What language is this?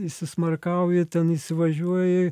Lithuanian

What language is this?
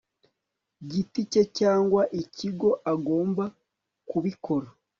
Kinyarwanda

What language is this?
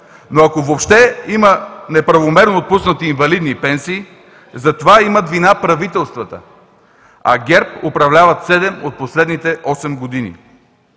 Bulgarian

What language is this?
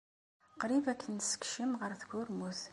Kabyle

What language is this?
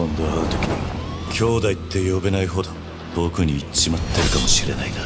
Japanese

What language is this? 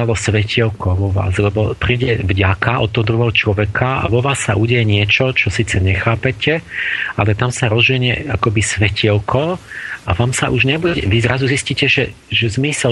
Slovak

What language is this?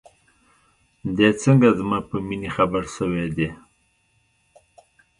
Pashto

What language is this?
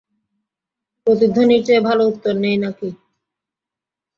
Bangla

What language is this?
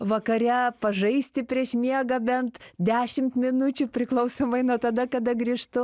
Lithuanian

